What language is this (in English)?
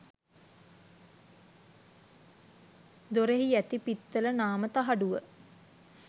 Sinhala